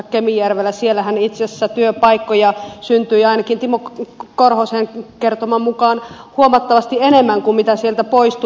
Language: Finnish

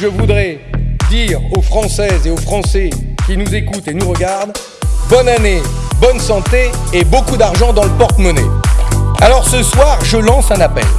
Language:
French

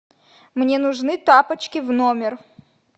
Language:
Russian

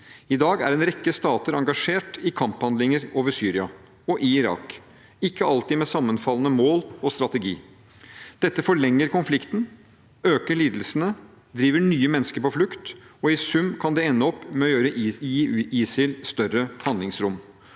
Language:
Norwegian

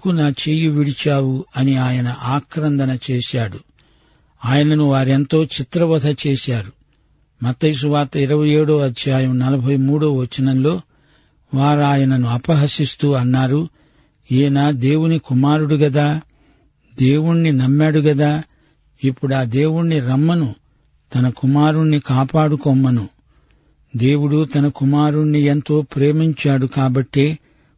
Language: Telugu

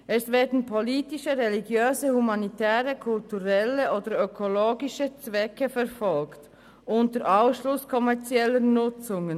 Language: Swiss German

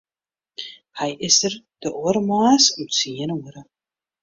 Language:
Western Frisian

